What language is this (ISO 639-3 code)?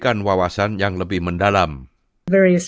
ind